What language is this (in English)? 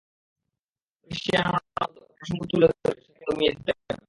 Bangla